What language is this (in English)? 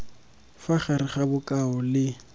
Tswana